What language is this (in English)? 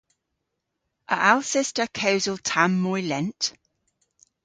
Cornish